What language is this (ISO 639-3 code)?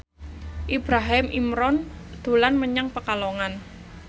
jav